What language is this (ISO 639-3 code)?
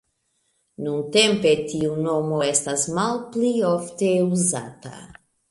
epo